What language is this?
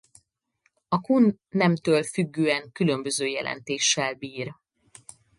Hungarian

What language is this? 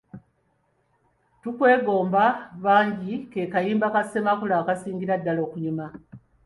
Ganda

